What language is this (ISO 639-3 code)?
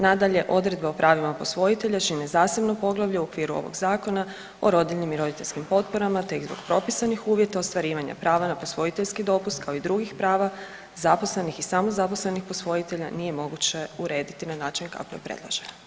hrv